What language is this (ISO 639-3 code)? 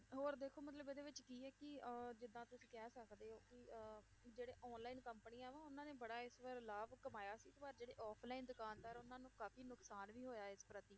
pan